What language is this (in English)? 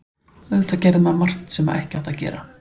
Icelandic